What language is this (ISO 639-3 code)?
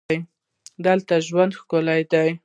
pus